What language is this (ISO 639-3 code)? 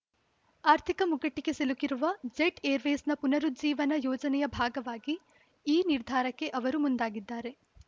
kan